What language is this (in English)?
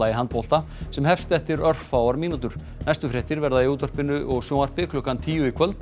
Icelandic